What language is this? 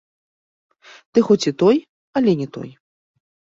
Belarusian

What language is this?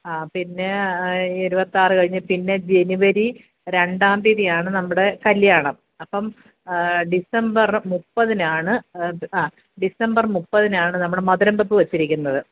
Malayalam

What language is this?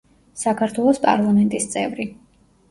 Georgian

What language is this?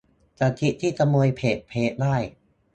Thai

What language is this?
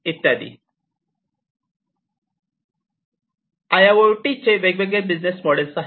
Marathi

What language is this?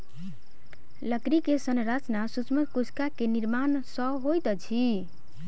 Maithili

